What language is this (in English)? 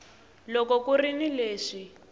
Tsonga